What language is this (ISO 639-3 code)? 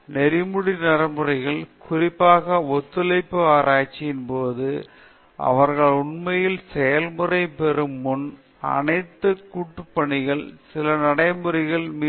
tam